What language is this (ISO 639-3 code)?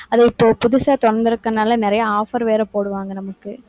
tam